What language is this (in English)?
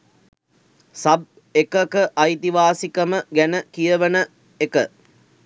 Sinhala